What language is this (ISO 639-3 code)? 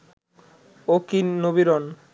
ben